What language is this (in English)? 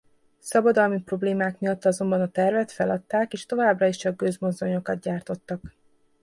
Hungarian